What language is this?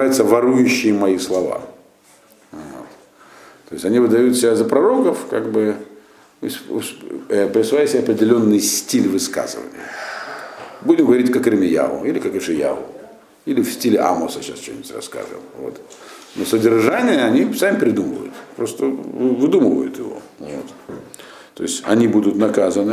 Russian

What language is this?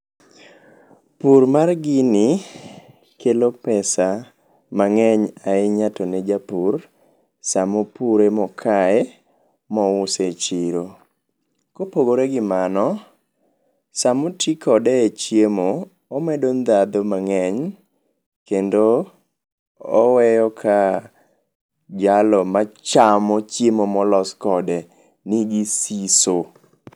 Luo (Kenya and Tanzania)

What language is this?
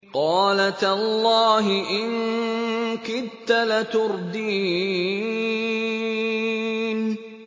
Arabic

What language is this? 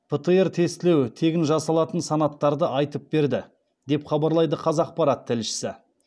Kazakh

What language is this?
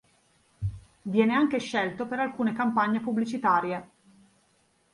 Italian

